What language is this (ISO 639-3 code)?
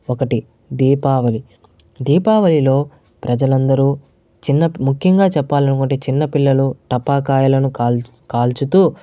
tel